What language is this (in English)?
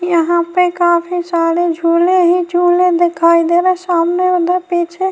Urdu